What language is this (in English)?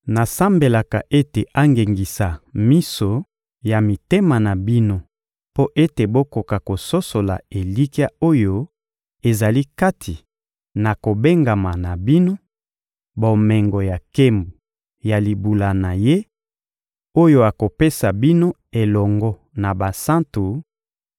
Lingala